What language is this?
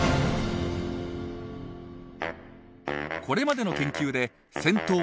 Japanese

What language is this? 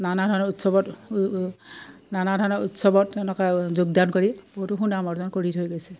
Assamese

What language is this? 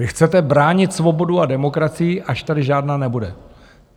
Czech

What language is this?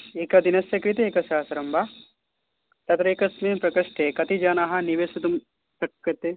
Sanskrit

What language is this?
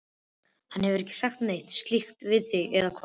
Icelandic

